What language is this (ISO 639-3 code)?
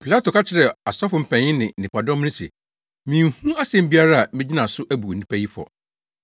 aka